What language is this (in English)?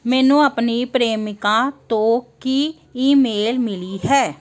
Punjabi